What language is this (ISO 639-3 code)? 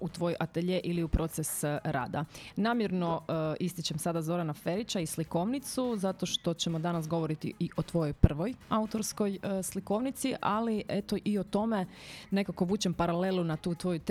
hrv